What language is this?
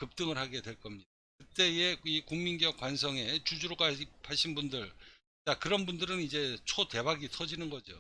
Korean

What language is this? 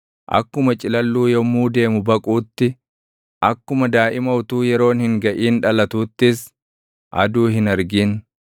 Oromo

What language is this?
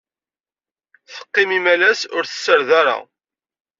Kabyle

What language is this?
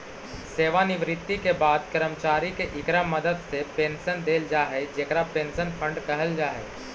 Magahi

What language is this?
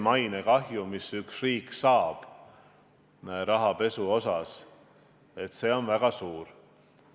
Estonian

